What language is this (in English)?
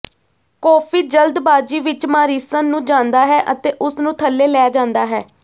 Punjabi